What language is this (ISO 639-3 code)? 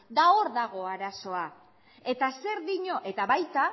eus